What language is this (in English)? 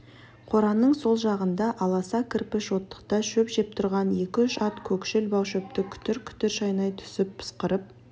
Kazakh